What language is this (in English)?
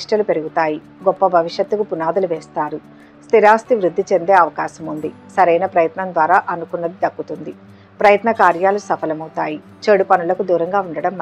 Telugu